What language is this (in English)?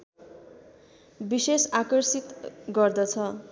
Nepali